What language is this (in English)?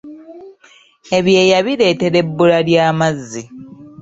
Ganda